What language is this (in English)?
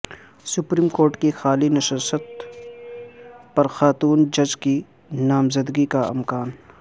Urdu